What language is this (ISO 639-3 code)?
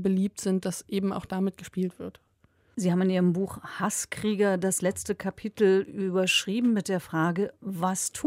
deu